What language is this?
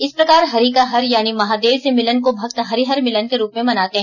Hindi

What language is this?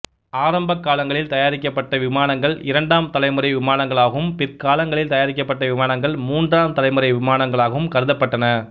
Tamil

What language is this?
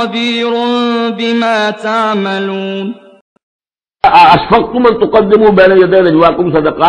Arabic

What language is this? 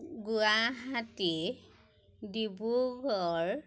Assamese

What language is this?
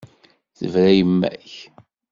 Kabyle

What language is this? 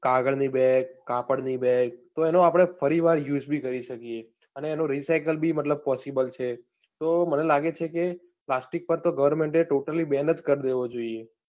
Gujarati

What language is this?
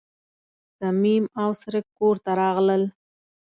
Pashto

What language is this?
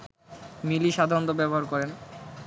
Bangla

